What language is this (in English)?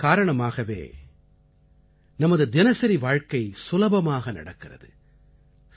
Tamil